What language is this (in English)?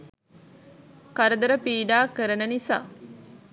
Sinhala